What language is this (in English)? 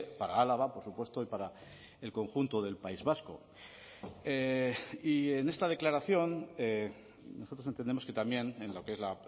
Spanish